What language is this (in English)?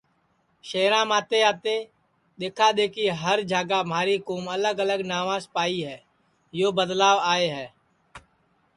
Sansi